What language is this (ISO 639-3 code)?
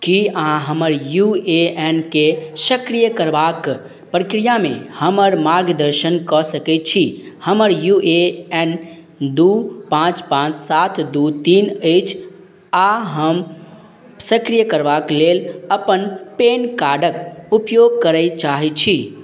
mai